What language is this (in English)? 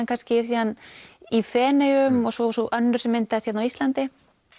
Icelandic